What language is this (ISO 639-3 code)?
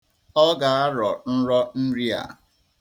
ibo